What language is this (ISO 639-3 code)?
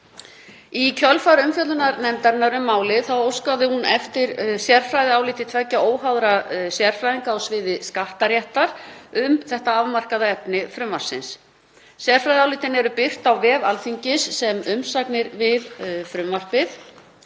isl